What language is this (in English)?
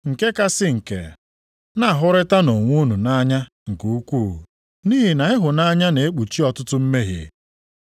Igbo